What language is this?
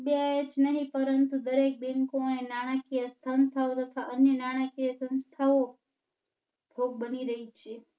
Gujarati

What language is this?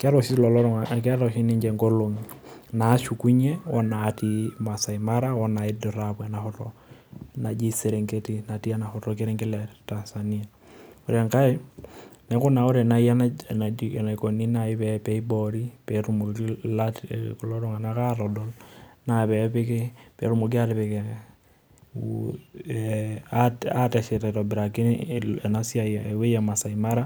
Masai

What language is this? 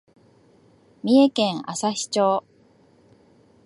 Japanese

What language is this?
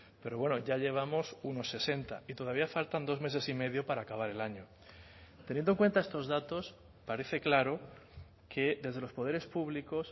Spanish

